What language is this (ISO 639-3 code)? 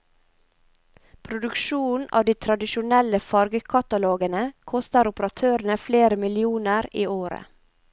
nor